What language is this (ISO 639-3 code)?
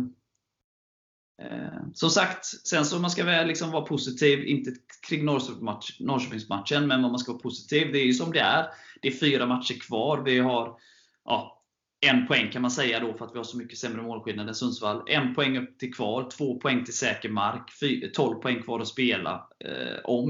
swe